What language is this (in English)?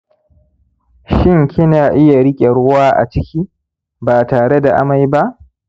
Hausa